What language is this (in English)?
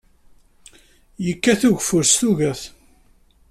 Kabyle